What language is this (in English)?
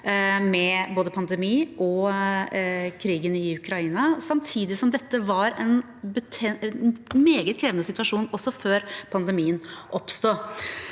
Norwegian